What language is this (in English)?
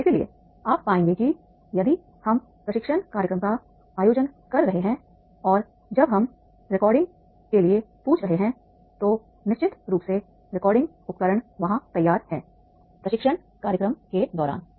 Hindi